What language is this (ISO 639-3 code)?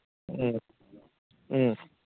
mni